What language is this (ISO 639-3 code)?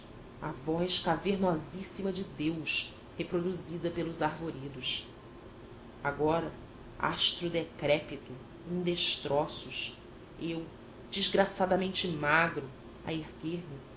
por